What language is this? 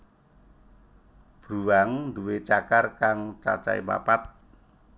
Javanese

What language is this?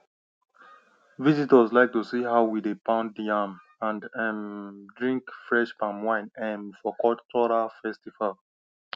Nigerian Pidgin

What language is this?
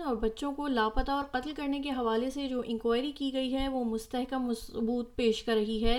Urdu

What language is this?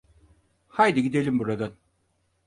Turkish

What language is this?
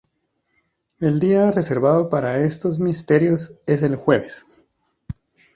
Spanish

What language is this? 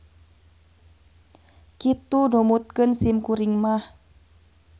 Sundanese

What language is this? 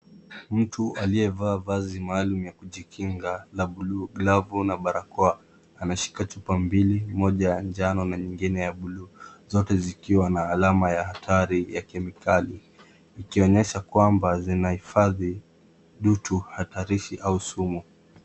Swahili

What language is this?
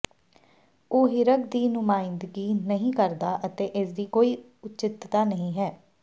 Punjabi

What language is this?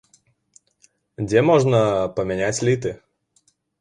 Belarusian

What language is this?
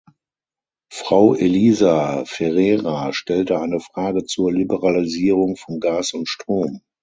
German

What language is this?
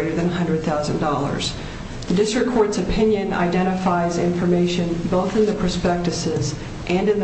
English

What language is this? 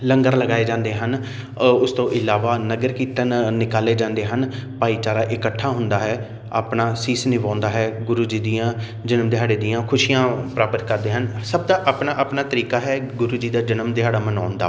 Punjabi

